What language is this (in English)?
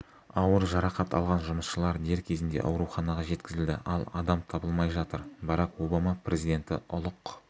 Kazakh